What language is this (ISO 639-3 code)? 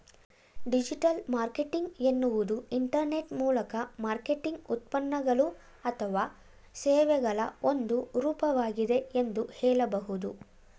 kan